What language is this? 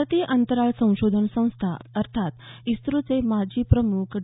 Marathi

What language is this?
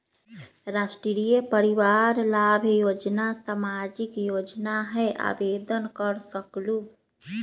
Magahi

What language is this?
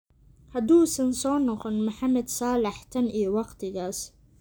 Somali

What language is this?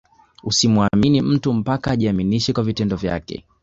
Swahili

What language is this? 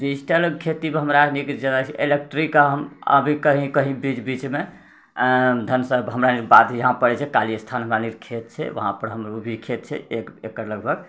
Maithili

